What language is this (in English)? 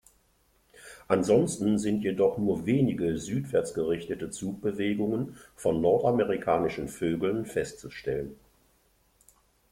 German